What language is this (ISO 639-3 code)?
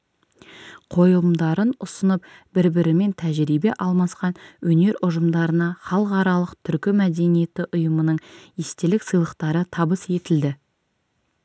kaz